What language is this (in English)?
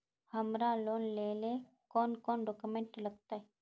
Magahi